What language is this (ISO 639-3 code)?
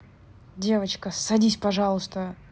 rus